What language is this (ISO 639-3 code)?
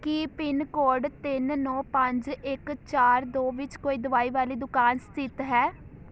pan